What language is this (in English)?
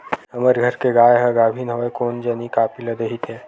Chhattisgarhi